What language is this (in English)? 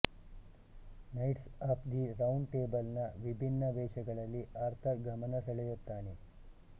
Kannada